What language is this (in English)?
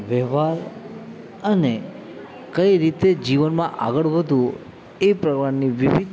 Gujarati